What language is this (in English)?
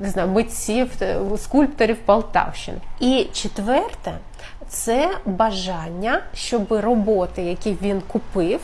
Ukrainian